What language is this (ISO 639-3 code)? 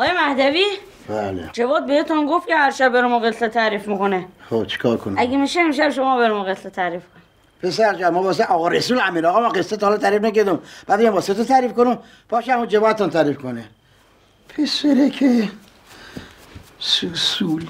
fas